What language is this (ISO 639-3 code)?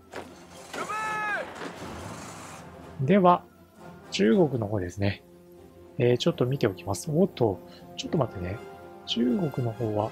jpn